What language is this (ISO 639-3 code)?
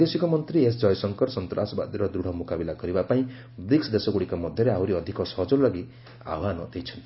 ori